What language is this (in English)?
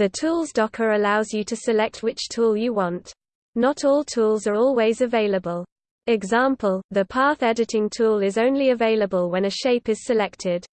English